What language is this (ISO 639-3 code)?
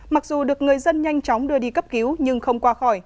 vie